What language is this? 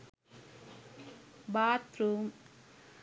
Sinhala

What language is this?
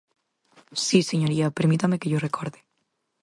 Galician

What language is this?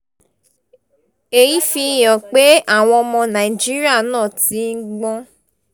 Yoruba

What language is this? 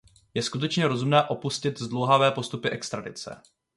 Czech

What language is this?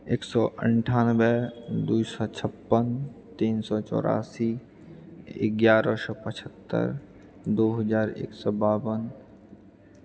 Maithili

